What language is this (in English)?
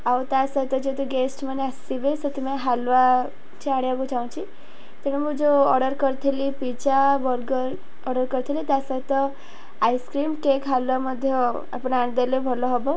Odia